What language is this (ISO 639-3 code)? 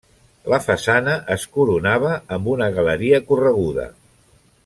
cat